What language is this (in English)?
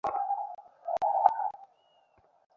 Bangla